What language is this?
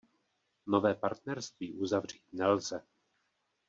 Czech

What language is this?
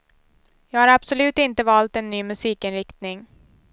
Swedish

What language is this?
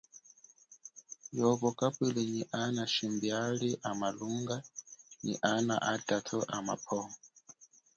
Chokwe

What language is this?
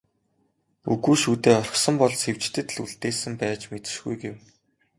Mongolian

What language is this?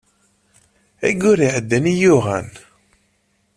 Kabyle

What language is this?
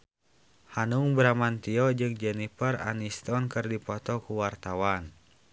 Sundanese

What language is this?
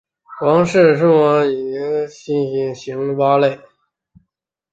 Chinese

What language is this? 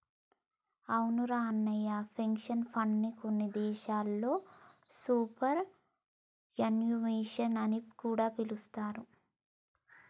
Telugu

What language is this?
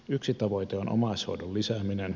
Finnish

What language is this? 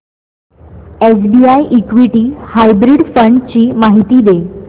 Marathi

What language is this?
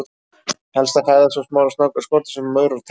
Icelandic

